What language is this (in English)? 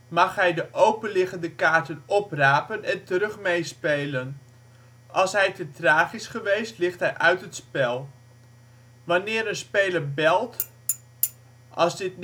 Dutch